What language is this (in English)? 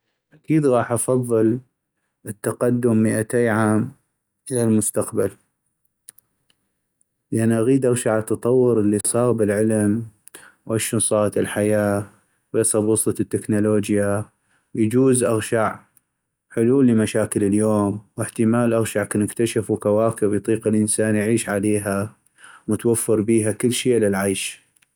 North Mesopotamian Arabic